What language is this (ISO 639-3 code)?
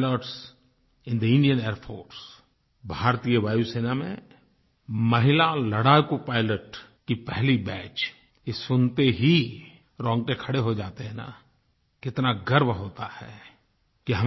hin